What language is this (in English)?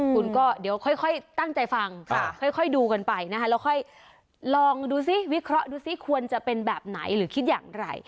Thai